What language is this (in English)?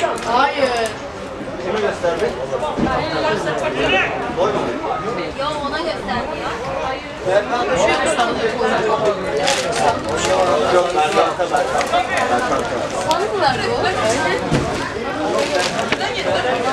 Turkish